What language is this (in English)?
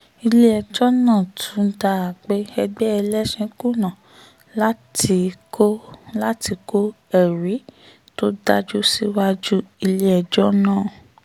Yoruba